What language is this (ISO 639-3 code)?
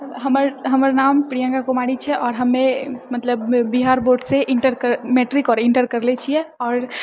mai